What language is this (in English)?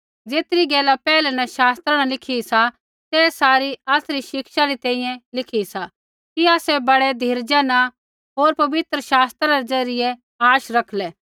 Kullu Pahari